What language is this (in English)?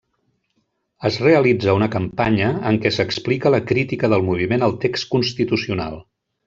Catalan